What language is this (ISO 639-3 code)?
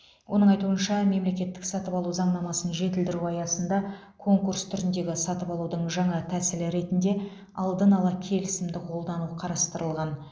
kaz